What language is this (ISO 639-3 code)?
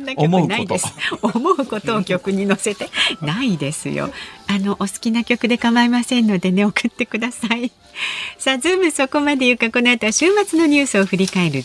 jpn